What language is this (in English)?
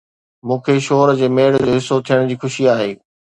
Sindhi